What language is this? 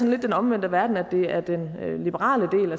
Danish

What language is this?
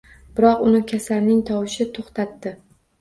Uzbek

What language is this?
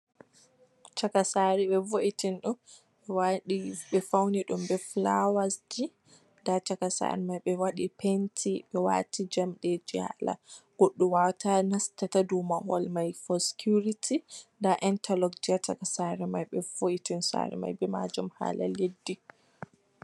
Fula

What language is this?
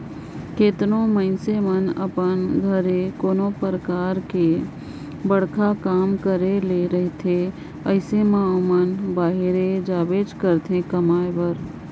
Chhattisgarhi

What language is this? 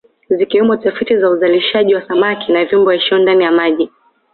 Swahili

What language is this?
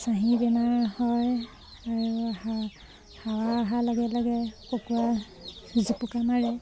Assamese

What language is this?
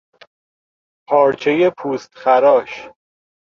Persian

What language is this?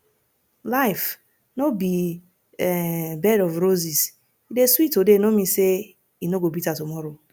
Nigerian Pidgin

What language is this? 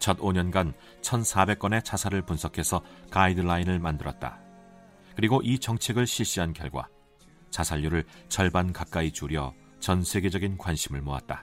Korean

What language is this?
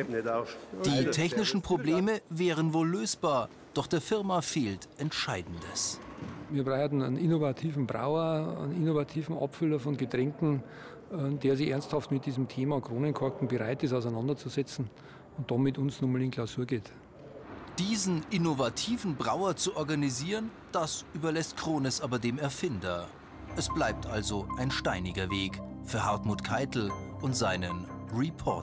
German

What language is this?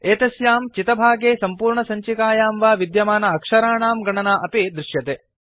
Sanskrit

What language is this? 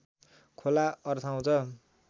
Nepali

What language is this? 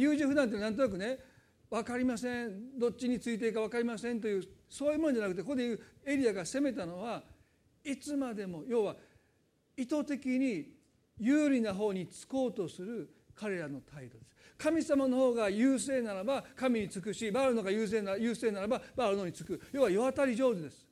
Japanese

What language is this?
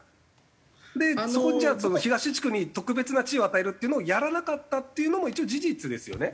Japanese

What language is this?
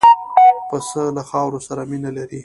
Pashto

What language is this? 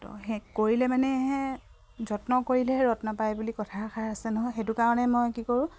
Assamese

